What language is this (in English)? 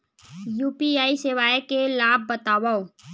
Chhattisgarhi